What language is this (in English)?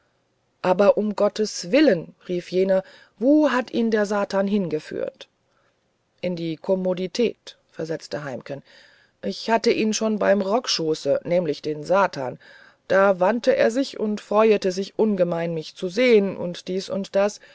German